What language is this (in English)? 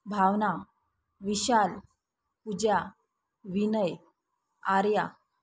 Marathi